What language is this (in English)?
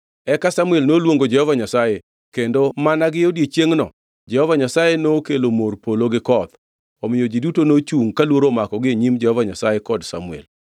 Luo (Kenya and Tanzania)